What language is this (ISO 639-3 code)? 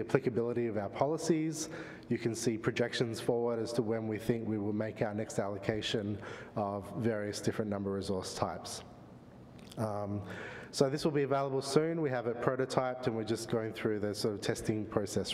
eng